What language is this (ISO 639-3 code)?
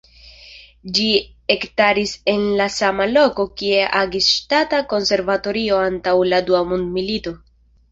epo